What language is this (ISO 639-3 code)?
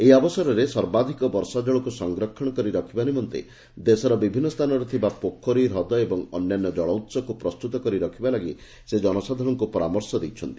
ori